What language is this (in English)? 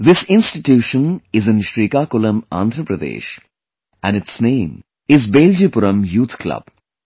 English